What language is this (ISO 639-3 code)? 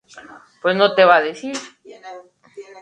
spa